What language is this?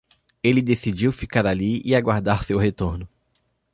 Portuguese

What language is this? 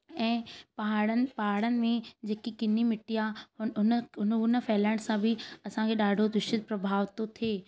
Sindhi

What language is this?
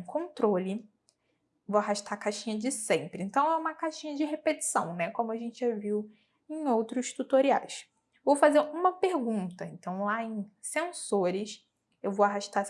Portuguese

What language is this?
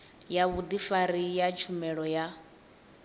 Venda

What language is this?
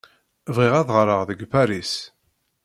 Kabyle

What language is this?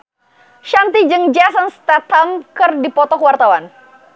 Sundanese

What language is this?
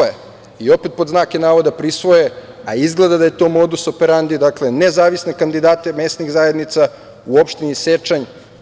Serbian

